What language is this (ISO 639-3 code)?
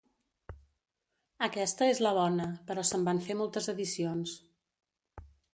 cat